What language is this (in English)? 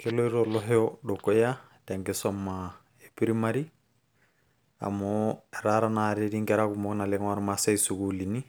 Masai